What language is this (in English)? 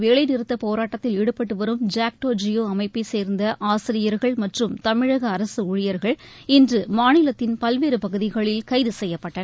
Tamil